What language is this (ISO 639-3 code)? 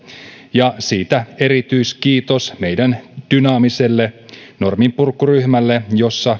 fin